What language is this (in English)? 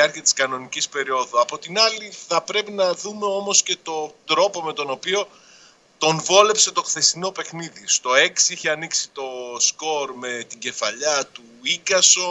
Greek